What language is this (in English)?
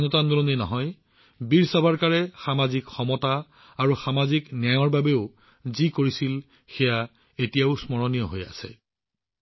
Assamese